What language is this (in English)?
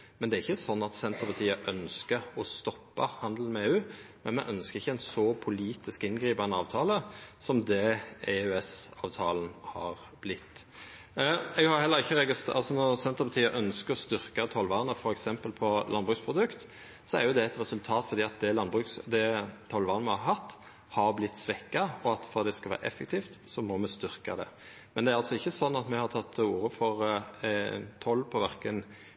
Norwegian Nynorsk